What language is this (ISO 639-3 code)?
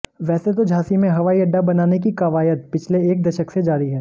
hin